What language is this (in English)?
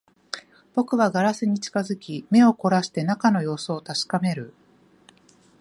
Japanese